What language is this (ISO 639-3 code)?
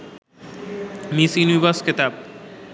ben